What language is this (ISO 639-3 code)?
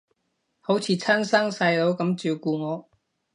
yue